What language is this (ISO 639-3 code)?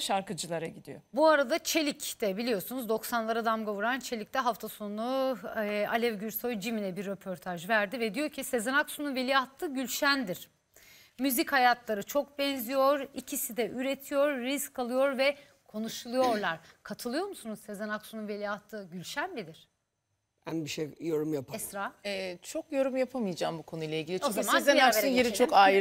tur